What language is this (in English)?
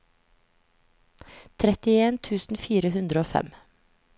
Norwegian